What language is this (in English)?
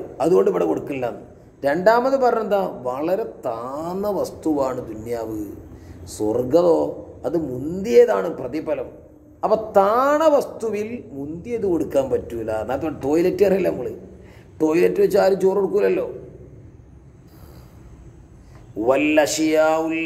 Arabic